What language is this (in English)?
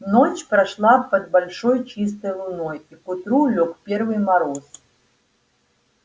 Russian